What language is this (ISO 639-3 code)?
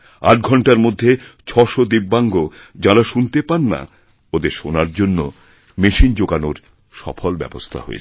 ben